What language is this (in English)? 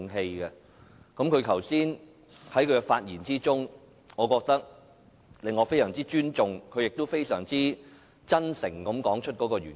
Cantonese